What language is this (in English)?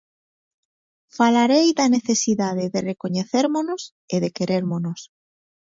Galician